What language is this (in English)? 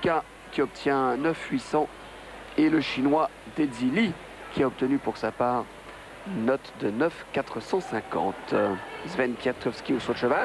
French